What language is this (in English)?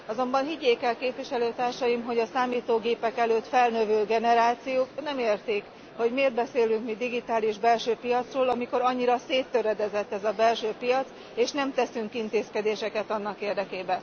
Hungarian